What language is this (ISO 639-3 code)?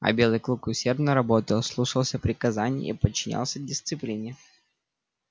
rus